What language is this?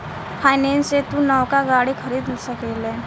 Bhojpuri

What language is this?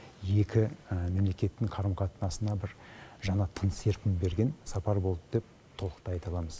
Kazakh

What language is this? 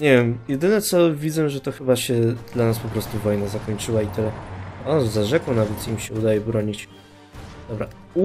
Polish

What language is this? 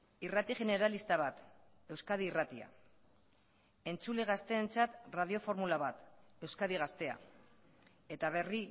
Basque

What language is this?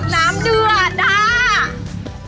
Thai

